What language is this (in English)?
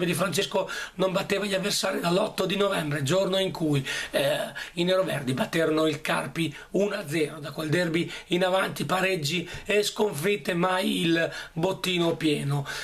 Italian